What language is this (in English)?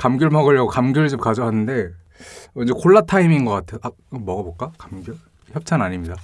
Korean